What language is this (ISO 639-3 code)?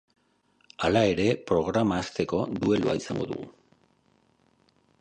eus